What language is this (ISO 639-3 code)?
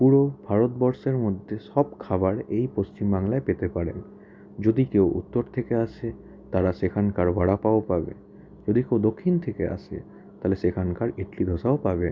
ben